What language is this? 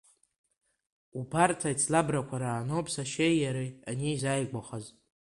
Abkhazian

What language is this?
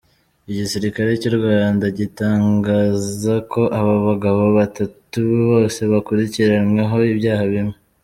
Kinyarwanda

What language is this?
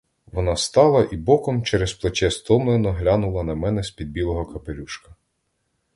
Ukrainian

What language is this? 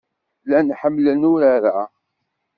Kabyle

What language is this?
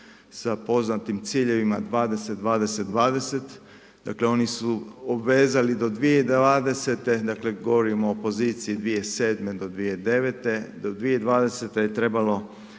Croatian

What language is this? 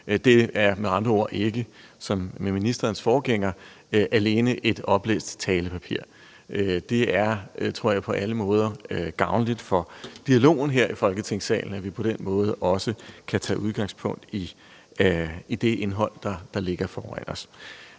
Danish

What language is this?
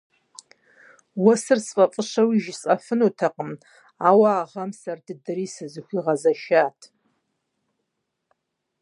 Kabardian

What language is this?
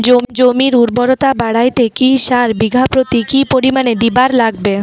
Bangla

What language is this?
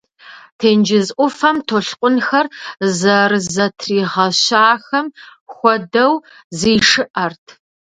Kabardian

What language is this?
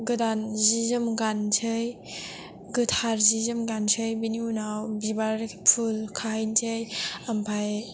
Bodo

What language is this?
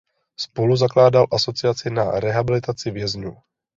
Czech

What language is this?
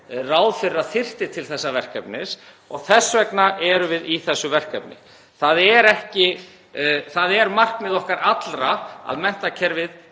Icelandic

